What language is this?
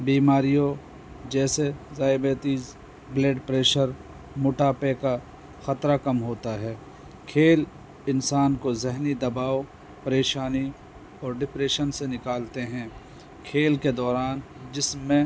Urdu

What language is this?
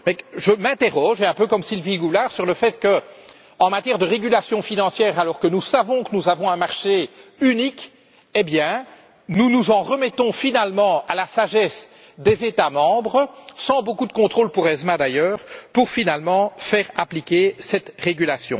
French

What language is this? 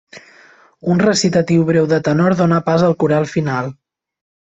Catalan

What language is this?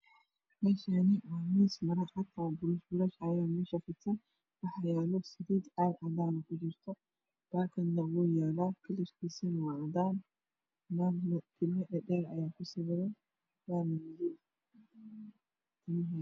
Somali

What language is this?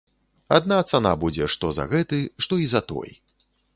Belarusian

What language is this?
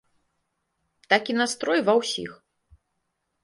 Belarusian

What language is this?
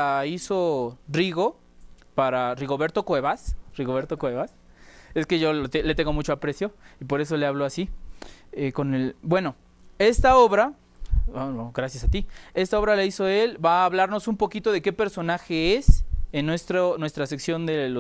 Spanish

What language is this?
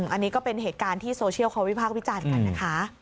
Thai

